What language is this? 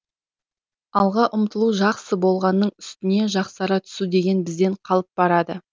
Kazakh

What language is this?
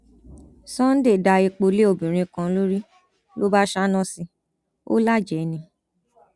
Yoruba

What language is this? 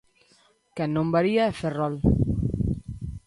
Galician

